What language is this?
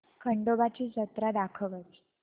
Marathi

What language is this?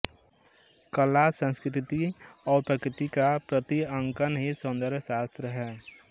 Hindi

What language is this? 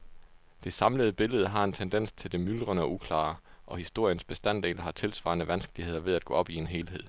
Danish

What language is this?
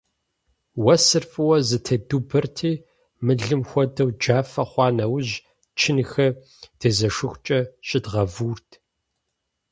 Kabardian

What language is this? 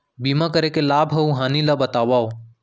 Chhattisgarhi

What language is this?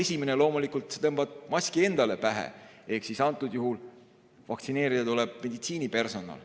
Estonian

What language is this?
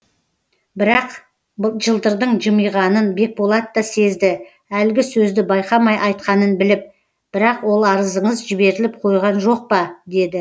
Kazakh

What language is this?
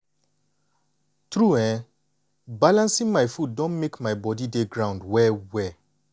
Nigerian Pidgin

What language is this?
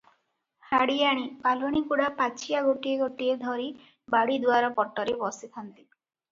Odia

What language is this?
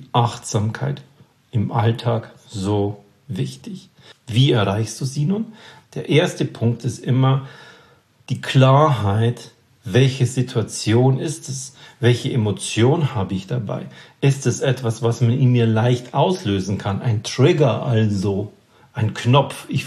German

